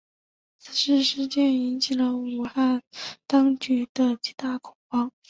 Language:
Chinese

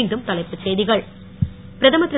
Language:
Tamil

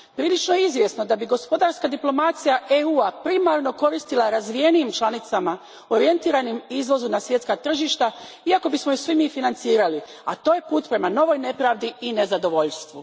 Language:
Croatian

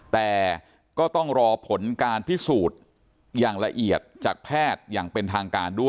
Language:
Thai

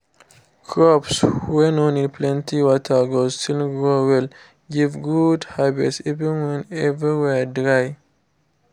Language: Nigerian Pidgin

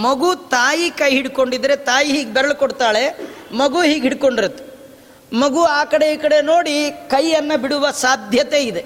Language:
Kannada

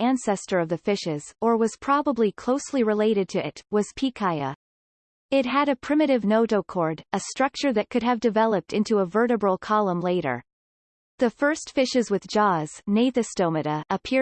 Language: English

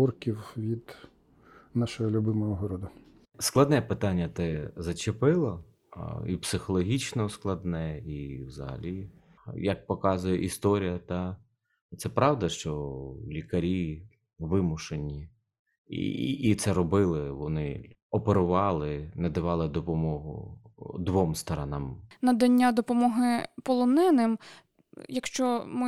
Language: Ukrainian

